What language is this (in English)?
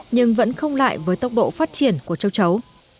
Vietnamese